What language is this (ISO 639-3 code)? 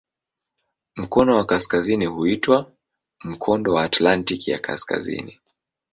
swa